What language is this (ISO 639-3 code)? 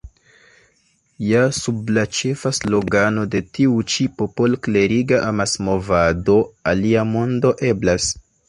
epo